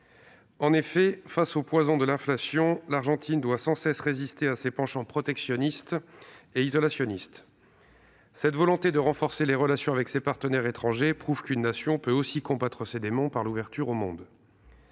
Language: French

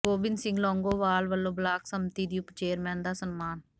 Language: Punjabi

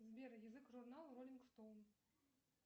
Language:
Russian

